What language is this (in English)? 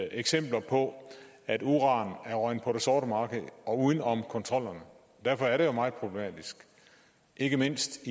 Danish